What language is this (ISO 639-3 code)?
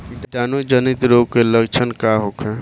bho